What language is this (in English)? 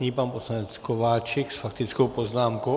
Czech